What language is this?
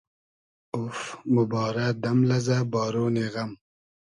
Hazaragi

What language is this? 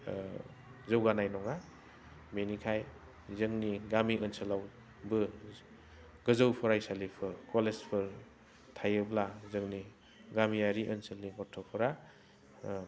Bodo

